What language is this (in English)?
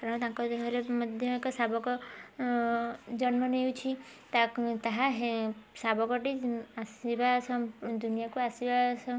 Odia